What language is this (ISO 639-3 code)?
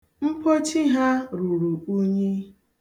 ibo